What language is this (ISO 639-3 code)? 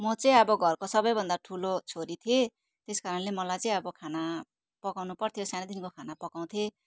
nep